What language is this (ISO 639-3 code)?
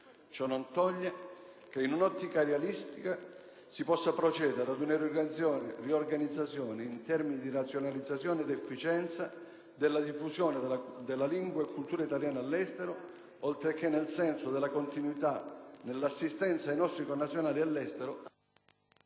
ita